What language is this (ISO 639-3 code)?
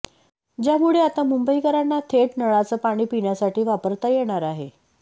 mar